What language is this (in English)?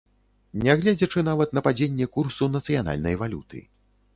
Belarusian